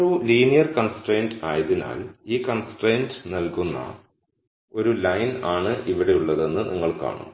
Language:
Malayalam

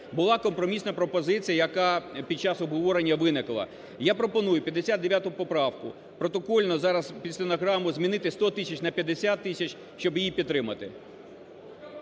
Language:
Ukrainian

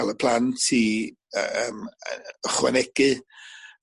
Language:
Welsh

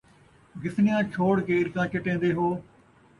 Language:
Saraiki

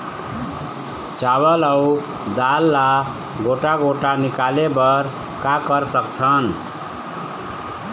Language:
Chhattisgarhi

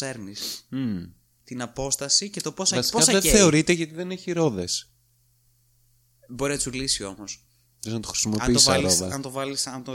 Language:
Greek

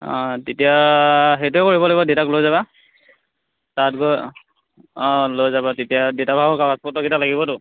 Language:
Assamese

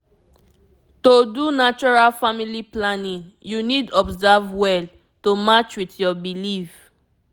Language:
Nigerian Pidgin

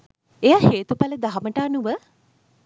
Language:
Sinhala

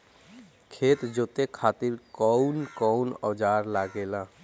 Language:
Bhojpuri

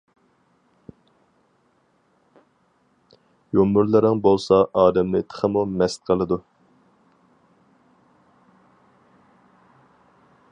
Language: Uyghur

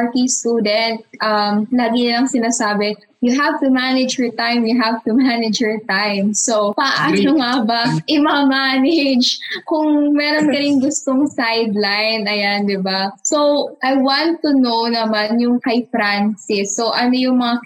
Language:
Filipino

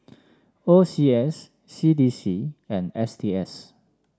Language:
English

